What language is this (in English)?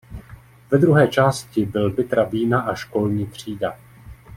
Czech